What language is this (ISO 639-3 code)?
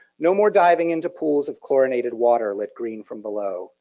eng